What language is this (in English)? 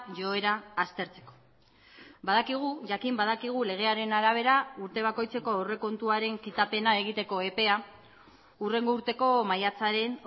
Basque